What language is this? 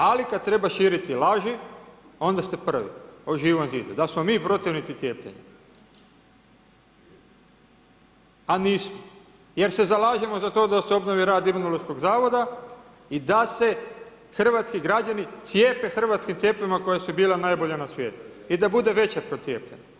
Croatian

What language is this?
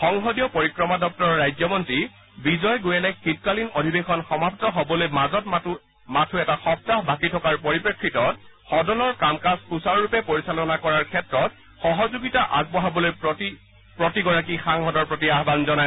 Assamese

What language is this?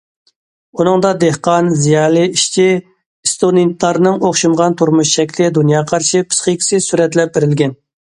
Uyghur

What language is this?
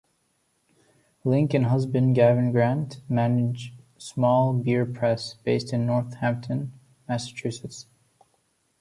English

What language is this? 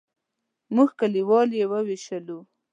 Pashto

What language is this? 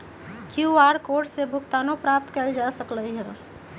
Magahi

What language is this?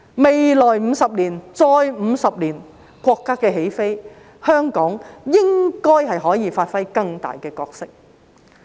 Cantonese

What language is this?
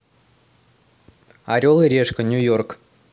Russian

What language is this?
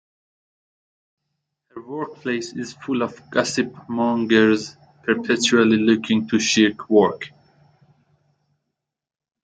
English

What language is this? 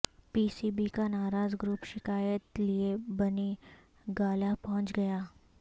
Urdu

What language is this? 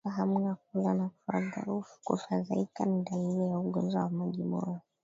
Swahili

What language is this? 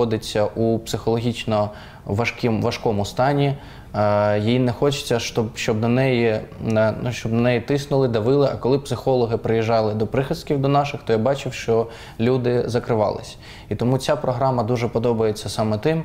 Ukrainian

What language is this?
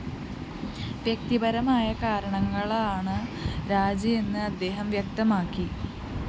Malayalam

